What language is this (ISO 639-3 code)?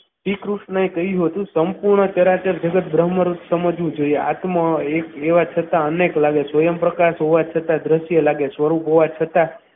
guj